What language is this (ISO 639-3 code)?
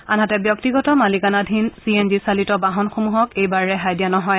asm